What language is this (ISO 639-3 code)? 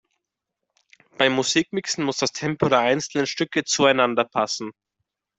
deu